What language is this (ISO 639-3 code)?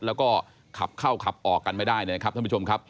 tha